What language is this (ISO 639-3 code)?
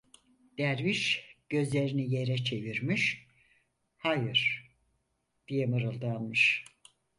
tur